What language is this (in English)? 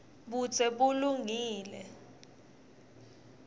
Swati